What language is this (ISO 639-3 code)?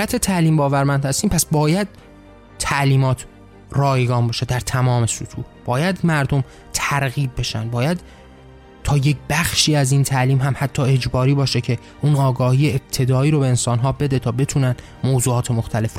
fas